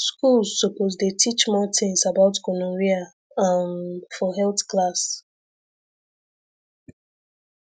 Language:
Nigerian Pidgin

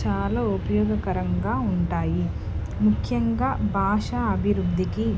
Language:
Telugu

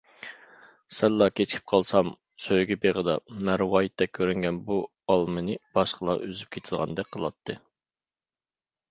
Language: Uyghur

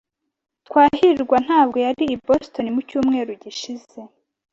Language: Kinyarwanda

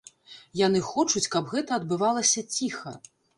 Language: Belarusian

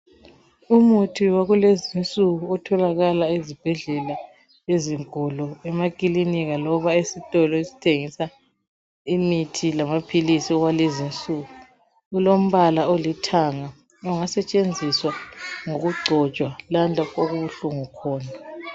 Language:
North Ndebele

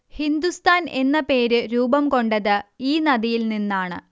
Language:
Malayalam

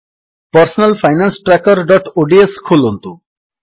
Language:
Odia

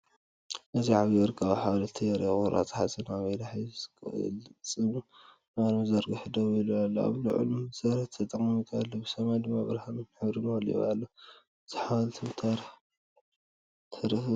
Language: Tigrinya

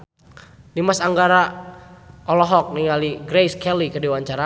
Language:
Sundanese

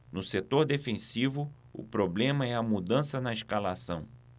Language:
Portuguese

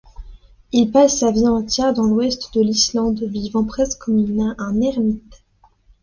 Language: French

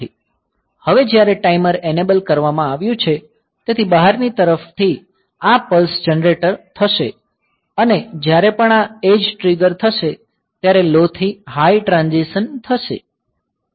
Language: Gujarati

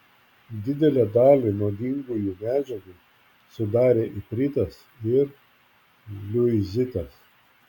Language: Lithuanian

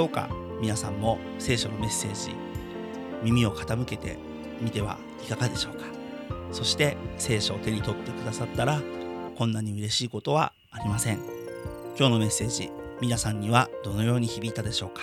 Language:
Japanese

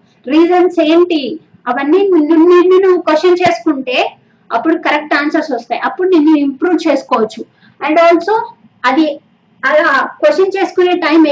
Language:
Telugu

